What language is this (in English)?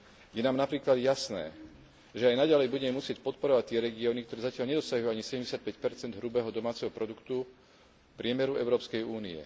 Slovak